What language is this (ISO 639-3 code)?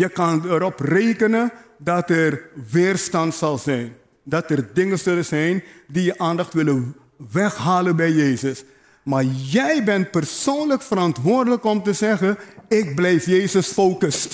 nld